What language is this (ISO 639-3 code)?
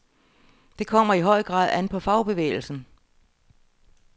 dan